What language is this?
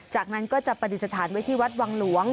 Thai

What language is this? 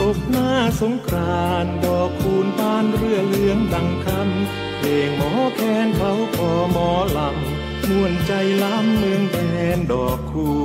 Thai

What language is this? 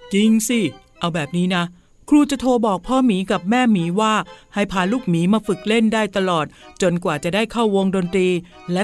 Thai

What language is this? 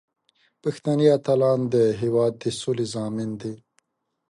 Pashto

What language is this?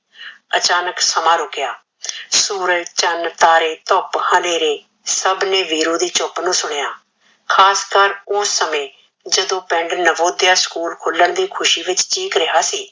Punjabi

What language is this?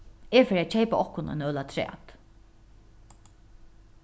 Faroese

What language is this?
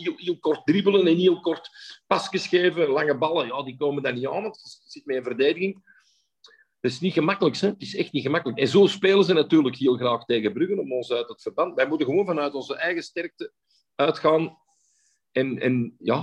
Dutch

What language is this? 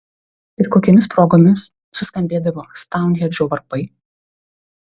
Lithuanian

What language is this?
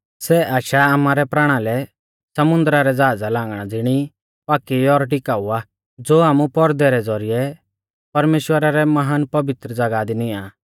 Mahasu Pahari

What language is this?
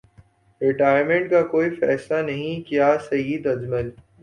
Urdu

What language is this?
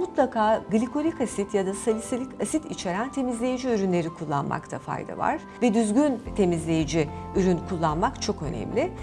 Turkish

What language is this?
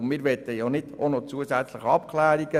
Swiss German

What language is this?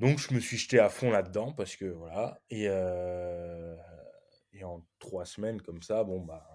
French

